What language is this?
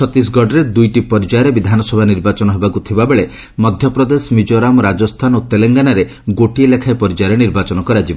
Odia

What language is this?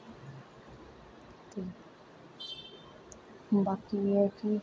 Dogri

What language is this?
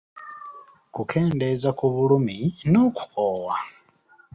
Ganda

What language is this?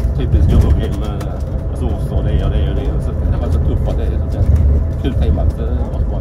Swedish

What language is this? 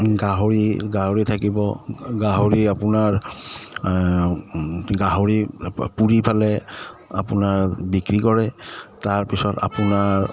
Assamese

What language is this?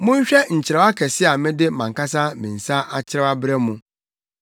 Akan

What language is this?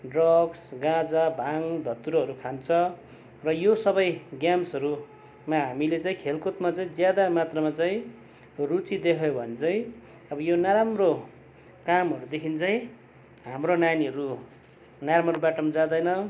Nepali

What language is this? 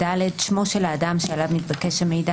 Hebrew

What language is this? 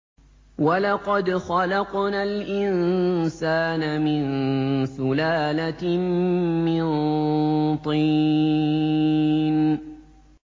Arabic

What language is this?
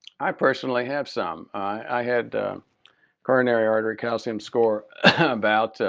English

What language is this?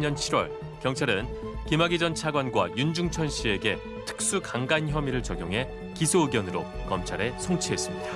Korean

